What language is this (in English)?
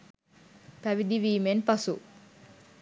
Sinhala